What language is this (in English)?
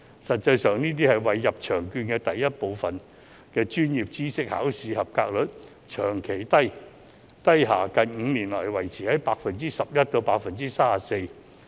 Cantonese